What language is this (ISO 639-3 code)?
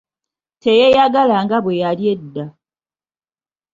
lug